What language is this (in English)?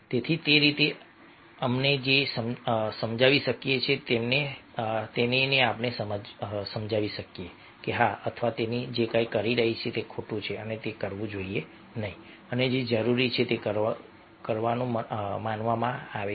Gujarati